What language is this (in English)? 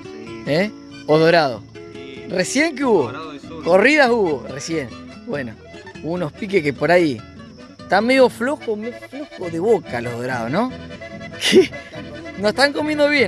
Spanish